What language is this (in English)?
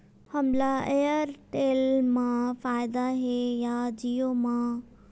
Chhattisgarhi